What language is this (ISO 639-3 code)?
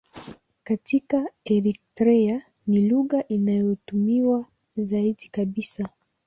swa